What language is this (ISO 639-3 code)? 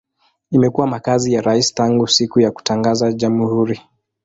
swa